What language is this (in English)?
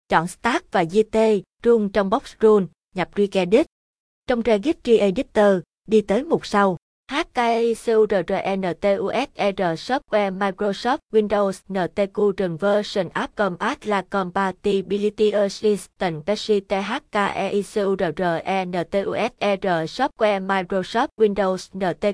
Vietnamese